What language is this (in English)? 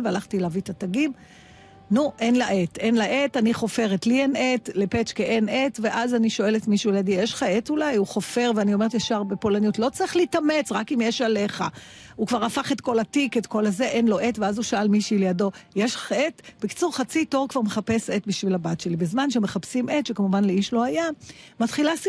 Hebrew